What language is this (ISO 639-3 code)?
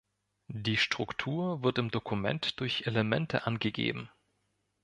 deu